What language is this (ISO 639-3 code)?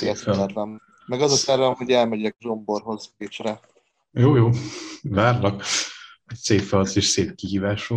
hun